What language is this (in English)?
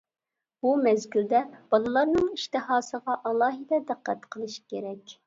Uyghur